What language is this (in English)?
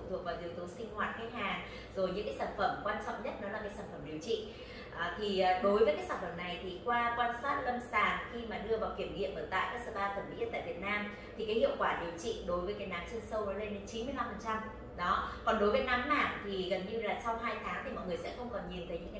Vietnamese